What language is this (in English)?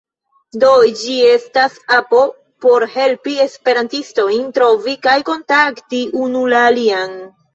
Esperanto